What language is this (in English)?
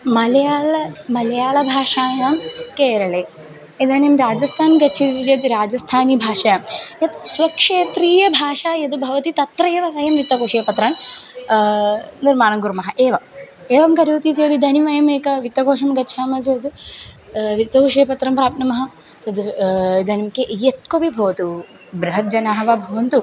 Sanskrit